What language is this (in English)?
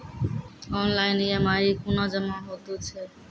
Maithili